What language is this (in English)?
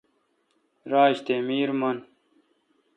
Kalkoti